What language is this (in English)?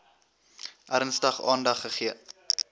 Afrikaans